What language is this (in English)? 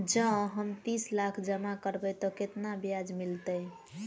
Maithili